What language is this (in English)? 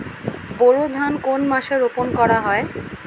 Bangla